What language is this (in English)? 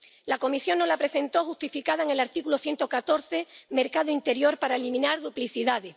Spanish